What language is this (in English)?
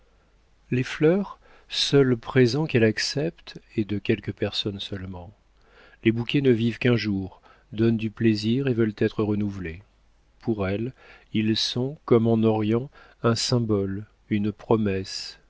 French